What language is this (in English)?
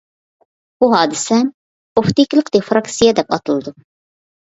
Uyghur